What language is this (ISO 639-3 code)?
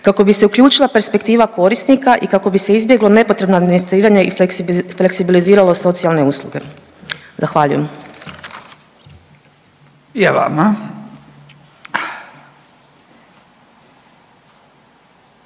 hrv